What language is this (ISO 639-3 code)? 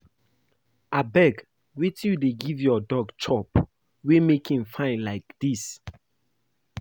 pcm